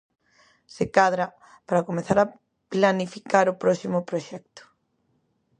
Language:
Galician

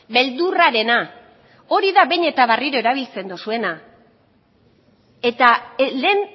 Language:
Basque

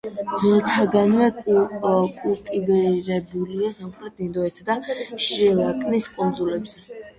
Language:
Georgian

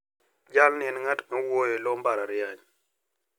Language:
Luo (Kenya and Tanzania)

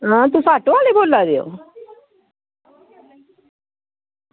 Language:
Dogri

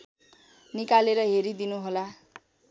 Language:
Nepali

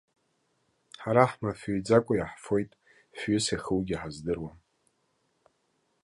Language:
Abkhazian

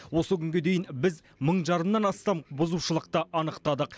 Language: Kazakh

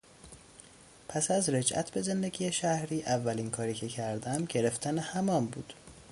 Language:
Persian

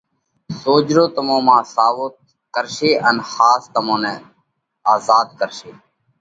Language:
Parkari Koli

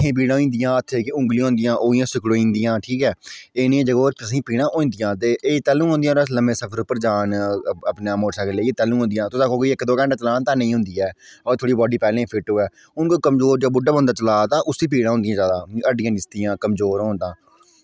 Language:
Dogri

